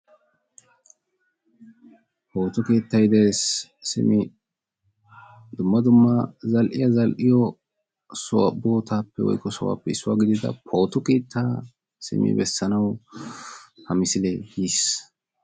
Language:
Wolaytta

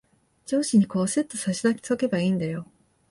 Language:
Japanese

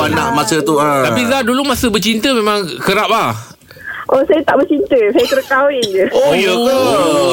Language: Malay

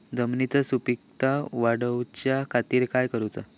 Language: Marathi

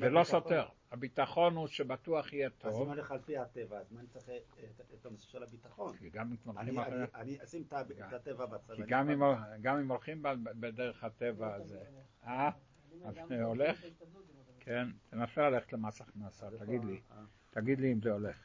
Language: Hebrew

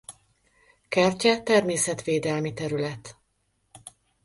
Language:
Hungarian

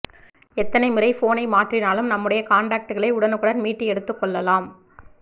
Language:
Tamil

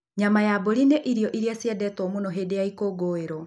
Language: Kikuyu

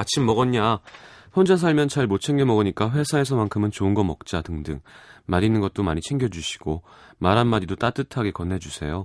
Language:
Korean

